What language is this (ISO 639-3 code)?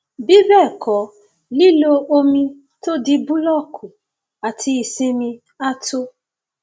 yor